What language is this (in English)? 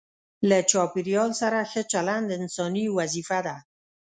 Pashto